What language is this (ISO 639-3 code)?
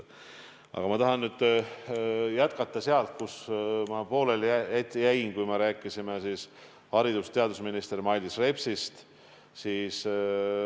est